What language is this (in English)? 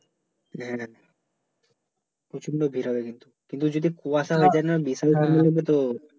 Bangla